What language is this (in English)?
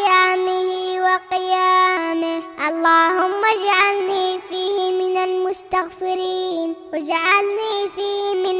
Arabic